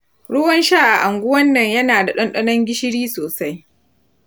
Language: Hausa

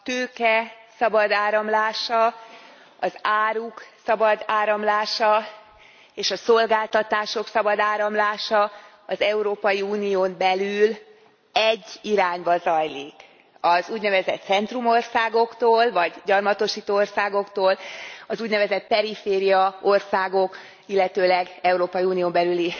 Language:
Hungarian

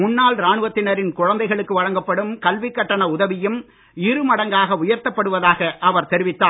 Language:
Tamil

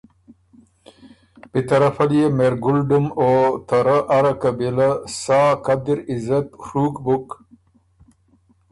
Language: Ormuri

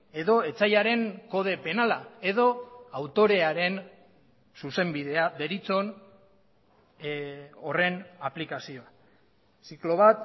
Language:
Basque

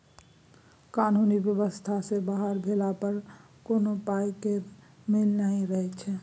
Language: Maithili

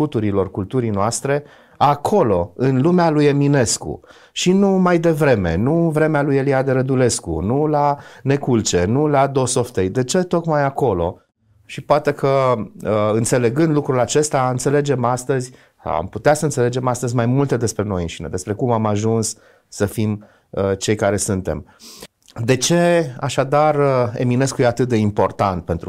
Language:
Romanian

